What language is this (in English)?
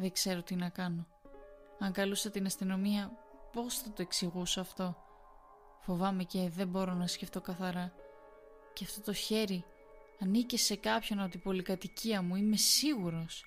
Greek